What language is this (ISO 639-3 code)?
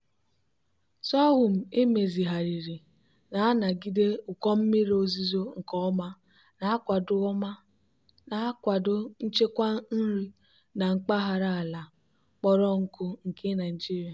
ibo